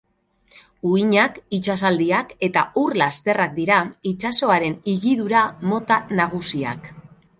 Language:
Basque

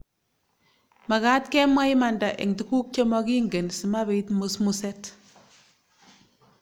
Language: Kalenjin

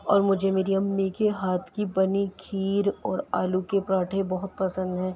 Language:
Urdu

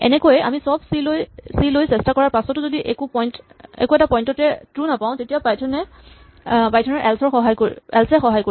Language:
Assamese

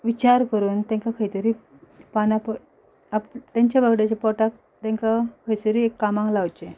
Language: Konkani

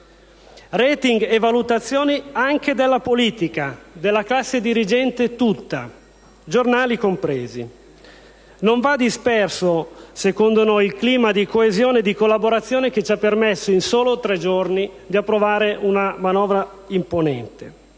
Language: Italian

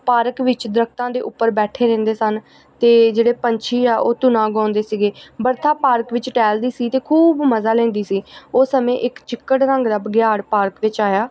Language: Punjabi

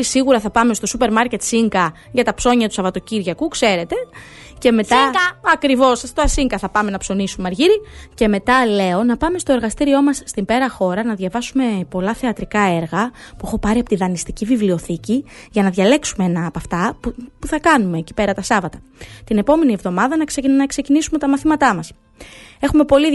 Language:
Greek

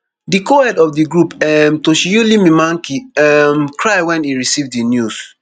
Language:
Nigerian Pidgin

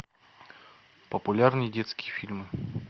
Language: Russian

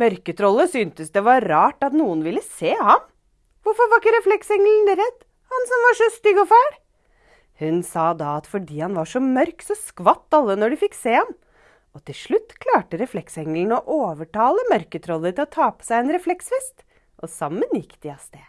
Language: Norwegian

